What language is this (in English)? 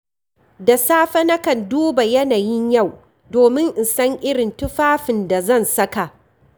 Hausa